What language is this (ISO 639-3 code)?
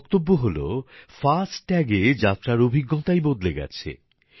ben